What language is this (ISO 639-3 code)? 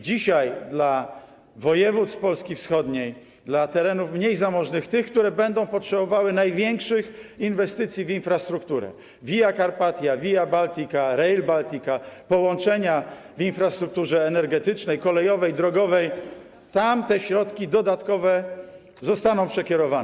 pol